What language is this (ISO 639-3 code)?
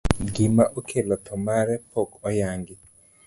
luo